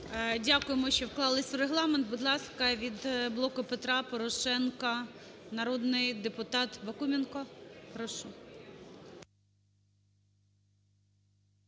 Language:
Ukrainian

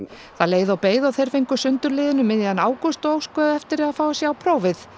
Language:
Icelandic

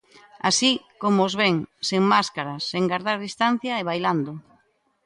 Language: Galician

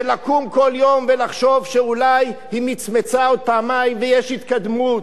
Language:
Hebrew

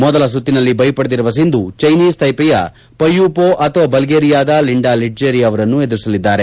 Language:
Kannada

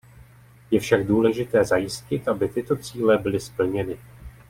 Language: Czech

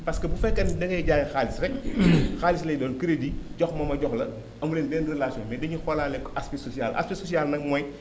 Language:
Wolof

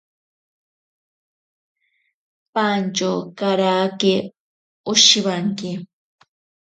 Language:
Ashéninka Perené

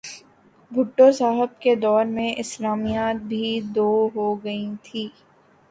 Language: Urdu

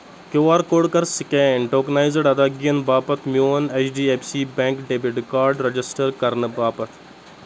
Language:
Kashmiri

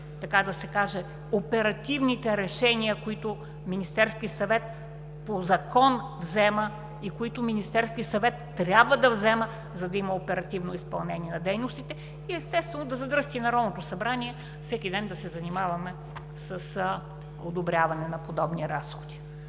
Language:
Bulgarian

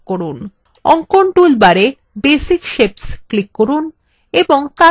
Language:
Bangla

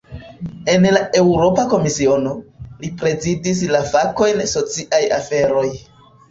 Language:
Esperanto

